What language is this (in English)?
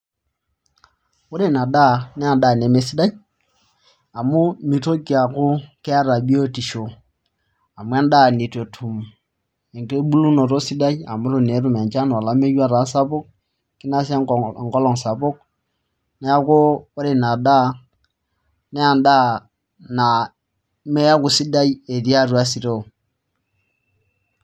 Masai